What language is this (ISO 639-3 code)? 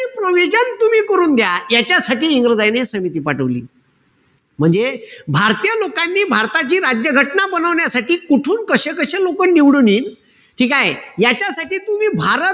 mar